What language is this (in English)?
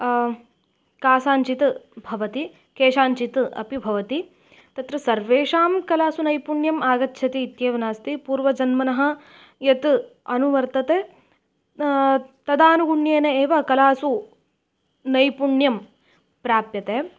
Sanskrit